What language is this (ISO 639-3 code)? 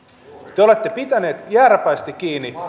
fin